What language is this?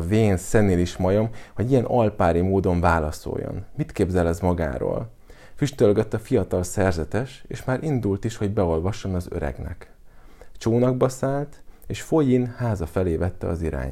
Hungarian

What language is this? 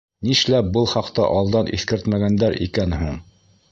Bashkir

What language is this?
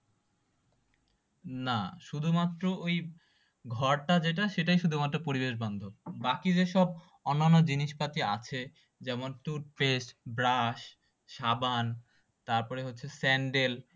Bangla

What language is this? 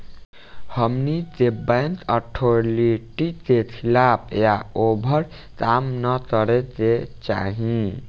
Bhojpuri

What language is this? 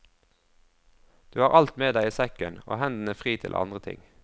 Norwegian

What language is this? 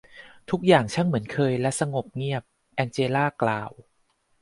Thai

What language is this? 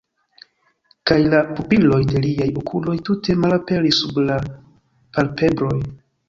Esperanto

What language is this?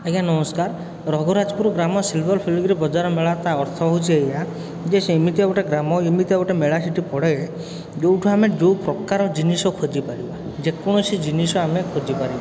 Odia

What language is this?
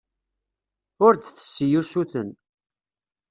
Kabyle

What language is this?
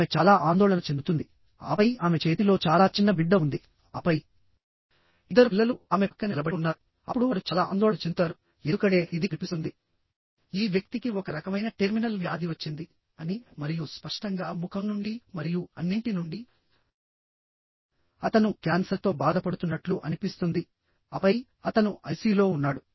Telugu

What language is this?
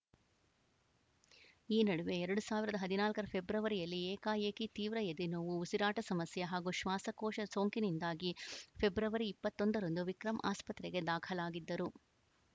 Kannada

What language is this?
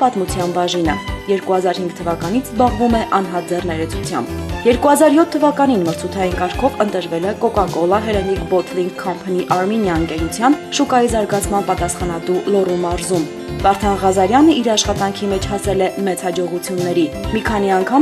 Persian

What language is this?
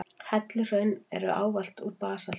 Icelandic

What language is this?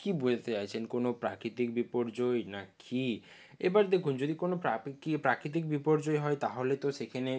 Bangla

